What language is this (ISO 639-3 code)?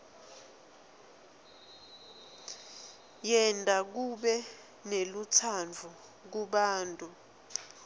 ssw